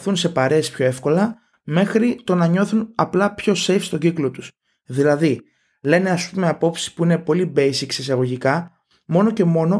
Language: Greek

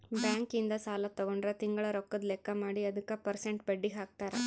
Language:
Kannada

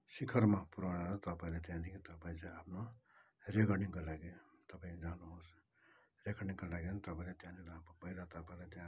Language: Nepali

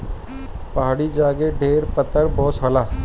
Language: Bhojpuri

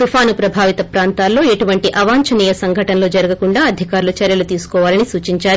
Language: Telugu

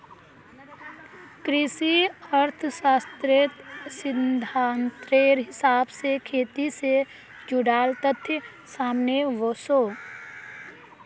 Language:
Magahi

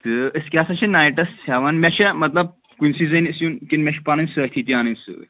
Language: Kashmiri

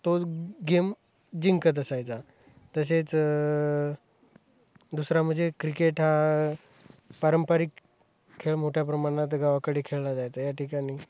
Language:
Marathi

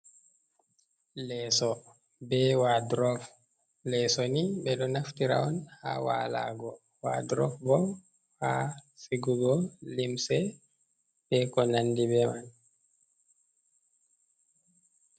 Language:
Fula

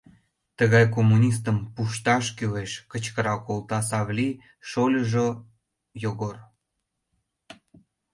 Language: Mari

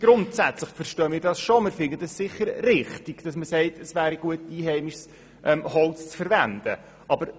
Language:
Swiss German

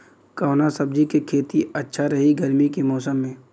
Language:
Bhojpuri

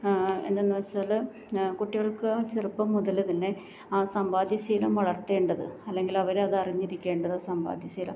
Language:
Malayalam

